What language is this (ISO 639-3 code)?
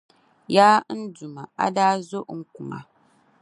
dag